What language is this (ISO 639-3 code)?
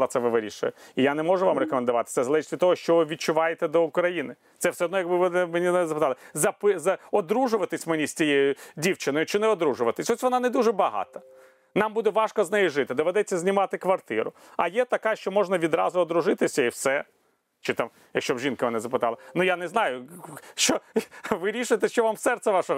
ukr